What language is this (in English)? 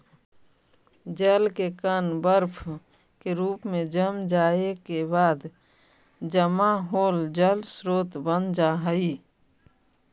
Magahi